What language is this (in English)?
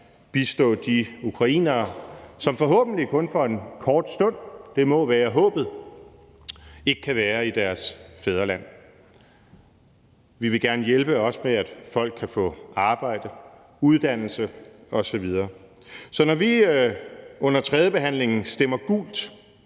Danish